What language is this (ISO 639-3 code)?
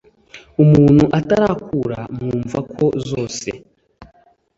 kin